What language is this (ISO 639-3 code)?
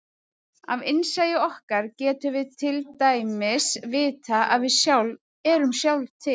isl